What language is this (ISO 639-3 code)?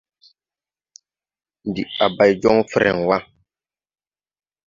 tui